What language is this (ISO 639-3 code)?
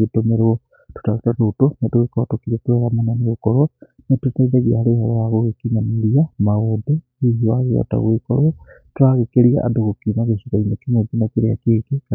kik